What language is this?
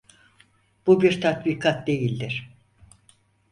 Turkish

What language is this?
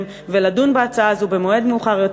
Hebrew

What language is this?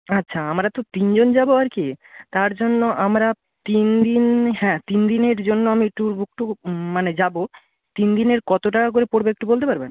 Bangla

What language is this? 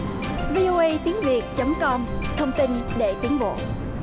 Vietnamese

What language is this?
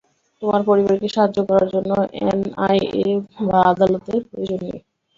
Bangla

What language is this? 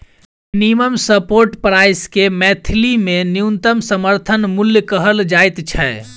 Maithili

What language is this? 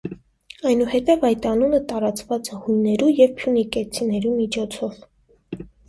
Armenian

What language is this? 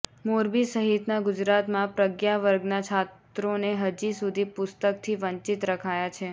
Gujarati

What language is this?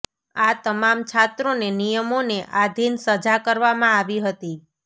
Gujarati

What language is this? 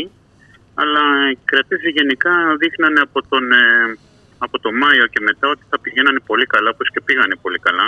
Greek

